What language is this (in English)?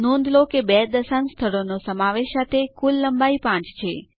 Gujarati